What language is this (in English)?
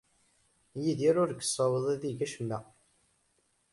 Kabyle